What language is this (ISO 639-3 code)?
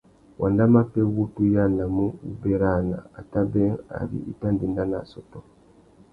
bag